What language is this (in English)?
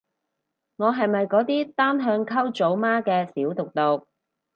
Cantonese